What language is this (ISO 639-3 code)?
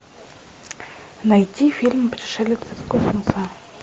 rus